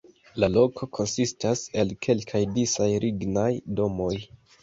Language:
Esperanto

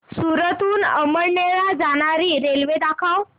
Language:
Marathi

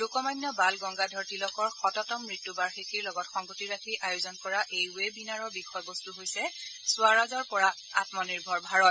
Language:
Assamese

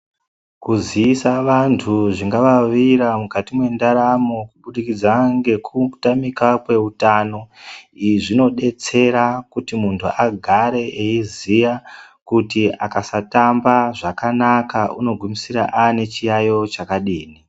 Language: Ndau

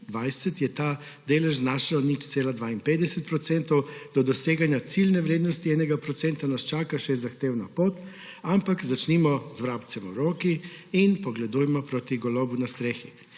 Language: Slovenian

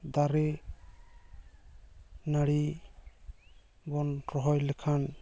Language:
Santali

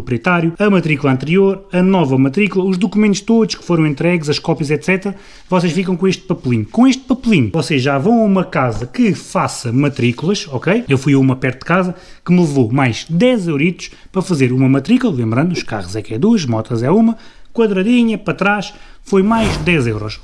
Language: Portuguese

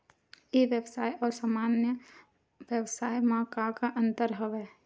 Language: Chhattisgarhi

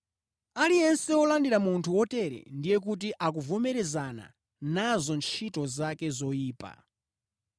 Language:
Nyanja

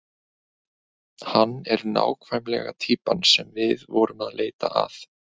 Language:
Icelandic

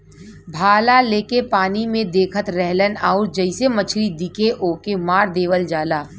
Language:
Bhojpuri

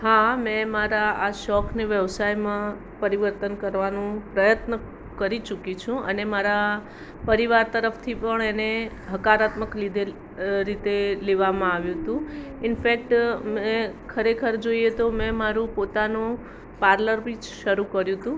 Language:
Gujarati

